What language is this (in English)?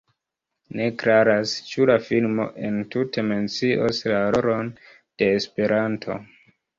Esperanto